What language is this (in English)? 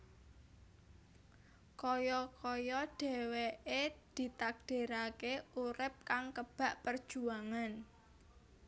Javanese